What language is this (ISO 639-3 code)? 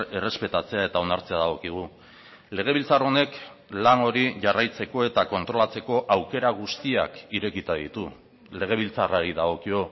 eus